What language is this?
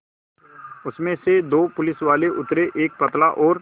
Hindi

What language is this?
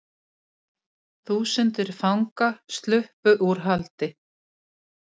Icelandic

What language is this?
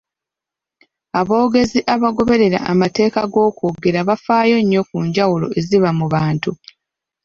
Ganda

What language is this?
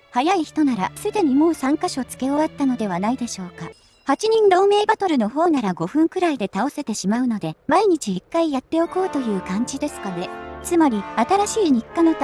Japanese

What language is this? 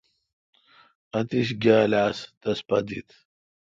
Kalkoti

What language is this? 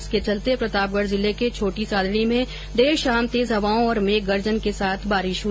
Hindi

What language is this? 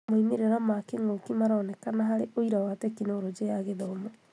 Kikuyu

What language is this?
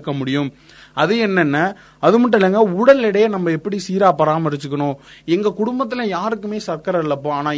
Tamil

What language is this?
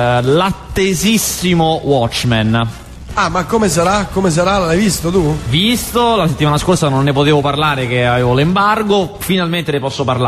Italian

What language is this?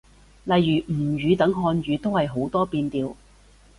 Cantonese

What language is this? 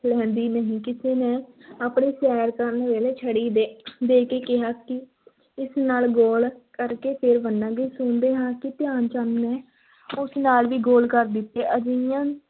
Punjabi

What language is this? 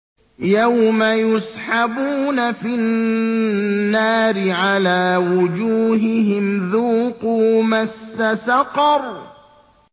Arabic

